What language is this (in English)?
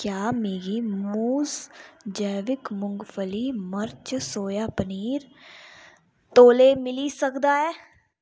Dogri